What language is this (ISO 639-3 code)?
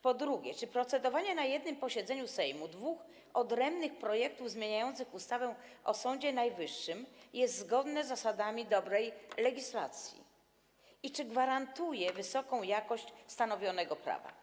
pol